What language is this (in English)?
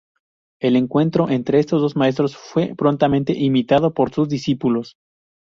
Spanish